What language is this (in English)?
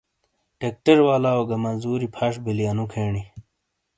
Shina